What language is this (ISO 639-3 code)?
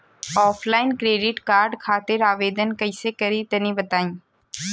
bho